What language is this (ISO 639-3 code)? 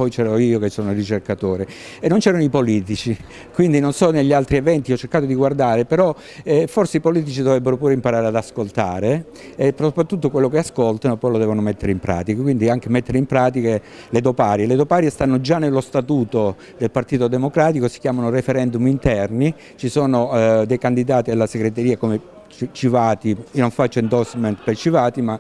ita